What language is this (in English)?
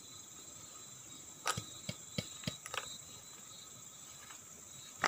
Indonesian